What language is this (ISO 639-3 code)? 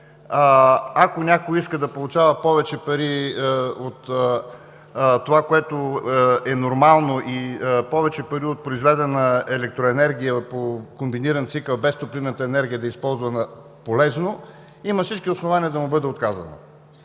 bul